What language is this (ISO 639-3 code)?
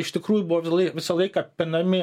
lit